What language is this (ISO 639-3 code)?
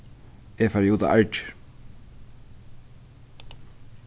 fao